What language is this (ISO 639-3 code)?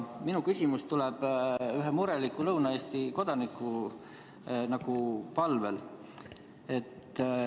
est